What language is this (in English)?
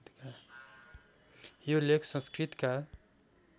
Nepali